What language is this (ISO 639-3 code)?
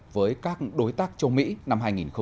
vie